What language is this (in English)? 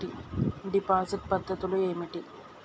Telugu